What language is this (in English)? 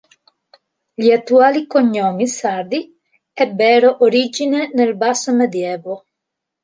Italian